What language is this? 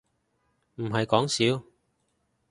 Cantonese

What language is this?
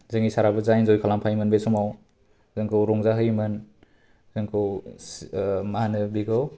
Bodo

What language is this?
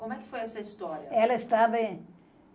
Portuguese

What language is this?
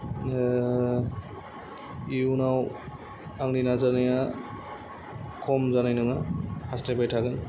Bodo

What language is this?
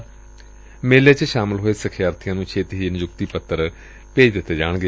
Punjabi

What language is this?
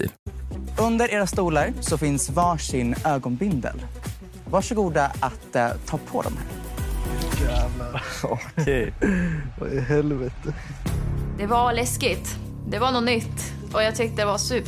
Swedish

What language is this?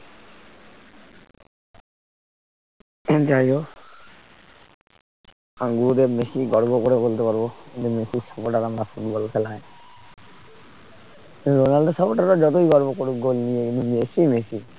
Bangla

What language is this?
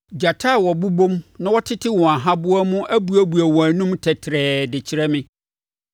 Akan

